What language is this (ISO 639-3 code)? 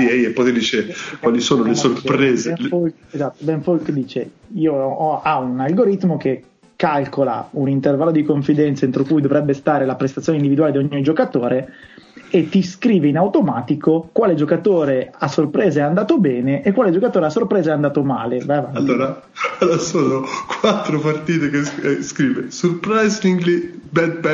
ita